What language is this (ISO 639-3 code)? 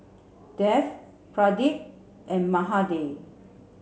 eng